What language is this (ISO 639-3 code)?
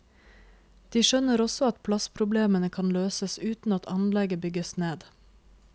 nor